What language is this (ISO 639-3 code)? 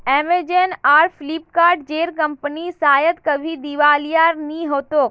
mag